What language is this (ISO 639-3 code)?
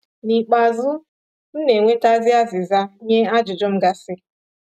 ibo